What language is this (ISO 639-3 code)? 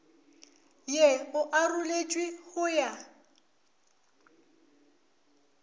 nso